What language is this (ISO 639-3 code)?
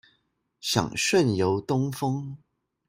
zho